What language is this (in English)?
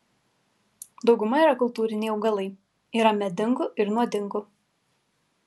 Lithuanian